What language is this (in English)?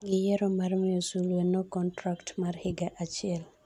Luo (Kenya and Tanzania)